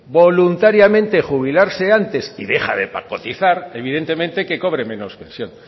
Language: Spanish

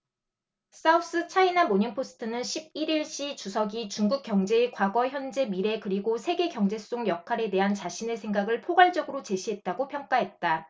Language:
Korean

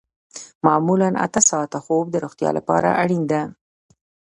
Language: Pashto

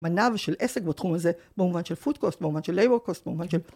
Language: Hebrew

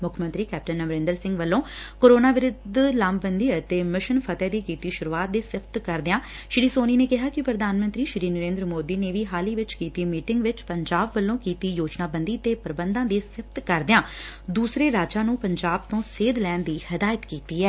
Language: Punjabi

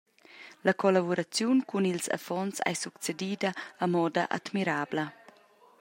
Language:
Romansh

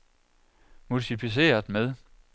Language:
Danish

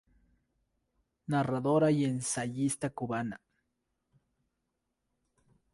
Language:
Spanish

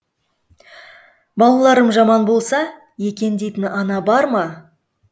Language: Kazakh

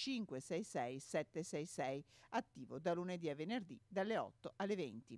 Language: Italian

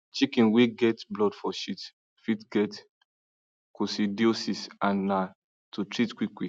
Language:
Nigerian Pidgin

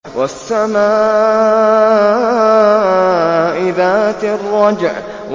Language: Arabic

